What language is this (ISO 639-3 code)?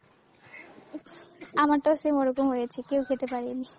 ben